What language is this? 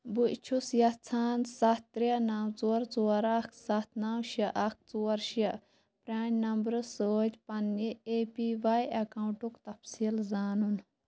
Kashmiri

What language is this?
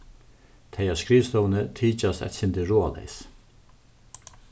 Faroese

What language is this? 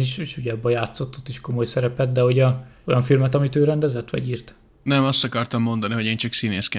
Hungarian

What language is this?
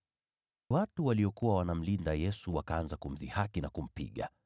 Swahili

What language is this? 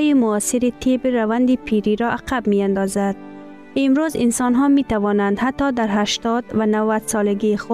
Persian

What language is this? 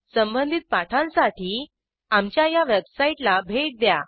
Marathi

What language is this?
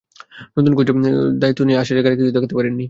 Bangla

